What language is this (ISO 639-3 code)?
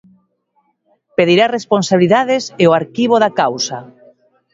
glg